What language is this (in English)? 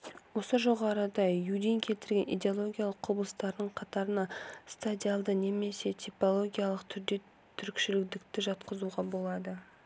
Kazakh